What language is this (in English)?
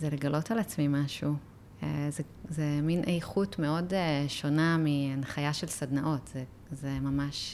Hebrew